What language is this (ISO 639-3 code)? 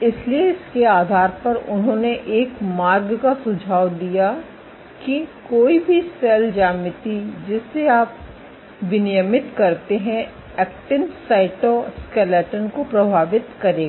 hin